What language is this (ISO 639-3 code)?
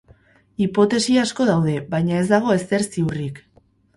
eus